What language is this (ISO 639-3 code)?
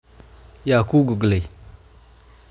som